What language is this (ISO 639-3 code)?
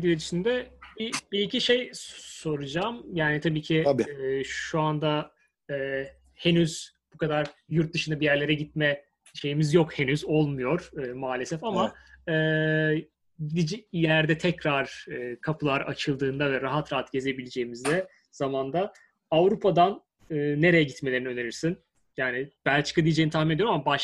tur